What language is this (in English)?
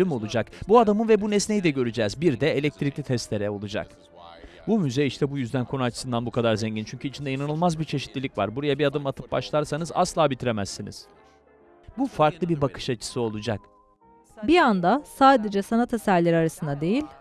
Turkish